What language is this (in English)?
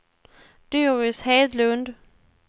Swedish